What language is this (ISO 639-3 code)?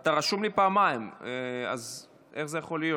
heb